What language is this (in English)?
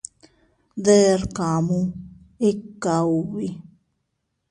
Teutila Cuicatec